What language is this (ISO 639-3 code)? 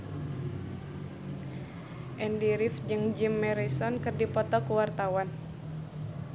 sun